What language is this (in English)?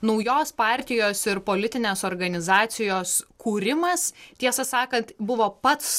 Lithuanian